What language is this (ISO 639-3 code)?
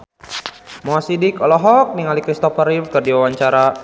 sun